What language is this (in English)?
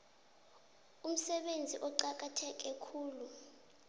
South Ndebele